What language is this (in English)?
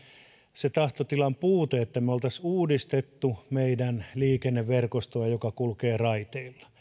Finnish